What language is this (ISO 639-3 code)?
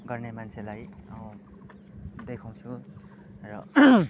nep